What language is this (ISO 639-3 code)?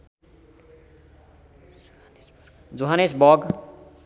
nep